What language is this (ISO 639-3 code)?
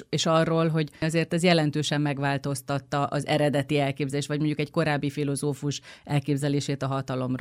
hun